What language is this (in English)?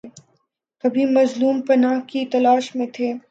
Urdu